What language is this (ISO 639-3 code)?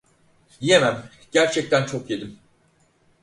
tur